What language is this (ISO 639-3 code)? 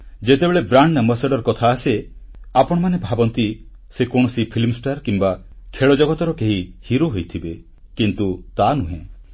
ori